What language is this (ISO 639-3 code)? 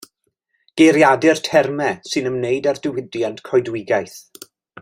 cym